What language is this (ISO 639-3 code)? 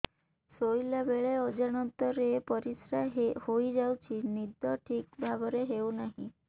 ori